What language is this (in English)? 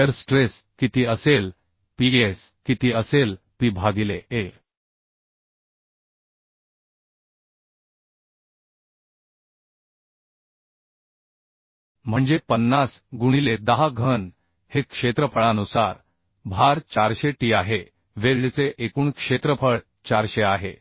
Marathi